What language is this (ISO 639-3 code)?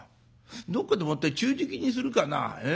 jpn